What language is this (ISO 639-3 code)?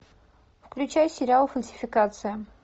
rus